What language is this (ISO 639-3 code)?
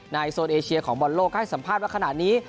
tha